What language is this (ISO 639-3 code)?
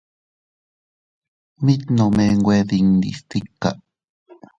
cut